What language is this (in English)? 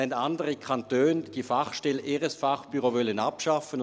Swiss German